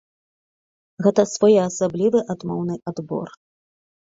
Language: Belarusian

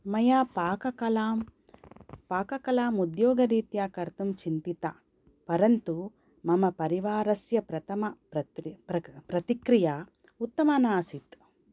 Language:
Sanskrit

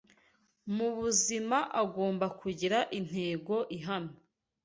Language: Kinyarwanda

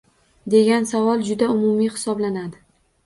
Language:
Uzbek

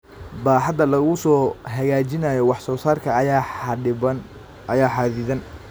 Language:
Somali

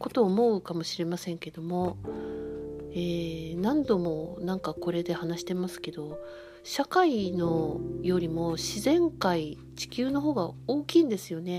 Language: Japanese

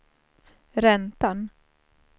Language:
Swedish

